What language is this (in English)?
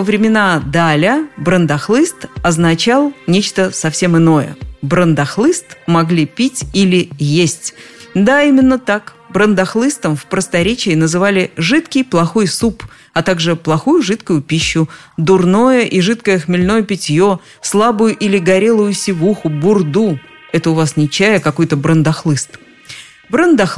Russian